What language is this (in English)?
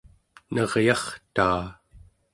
Central Yupik